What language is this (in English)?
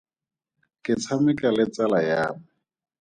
Tswana